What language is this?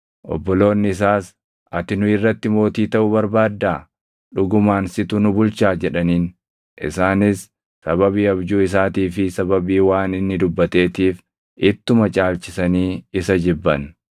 Oromo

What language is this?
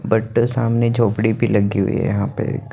Hindi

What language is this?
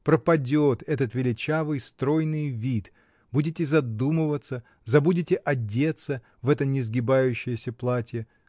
Russian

